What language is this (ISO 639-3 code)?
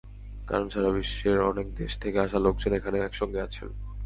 ben